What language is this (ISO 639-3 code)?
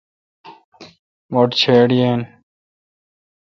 xka